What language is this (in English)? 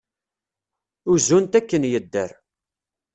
Kabyle